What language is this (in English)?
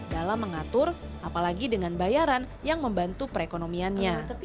Indonesian